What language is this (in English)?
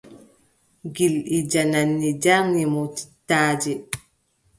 Adamawa Fulfulde